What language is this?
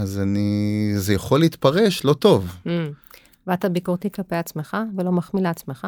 Hebrew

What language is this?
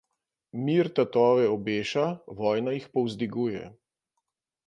Slovenian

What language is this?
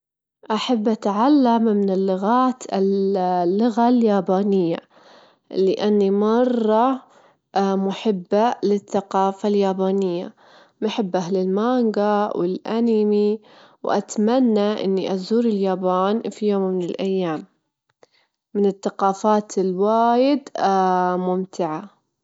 Gulf Arabic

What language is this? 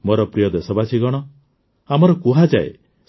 Odia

